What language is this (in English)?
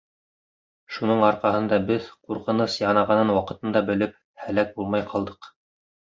Bashkir